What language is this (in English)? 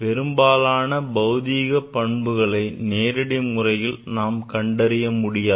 Tamil